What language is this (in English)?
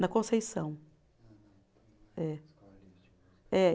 Portuguese